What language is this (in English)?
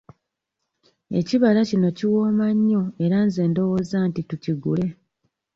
Ganda